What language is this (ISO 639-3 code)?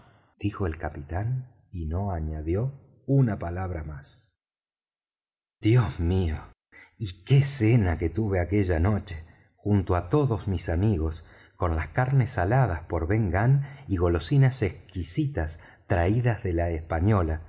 spa